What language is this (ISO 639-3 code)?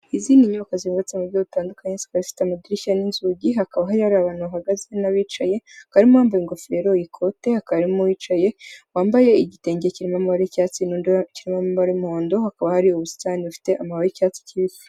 kin